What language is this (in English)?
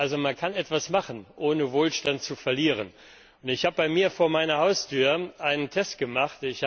German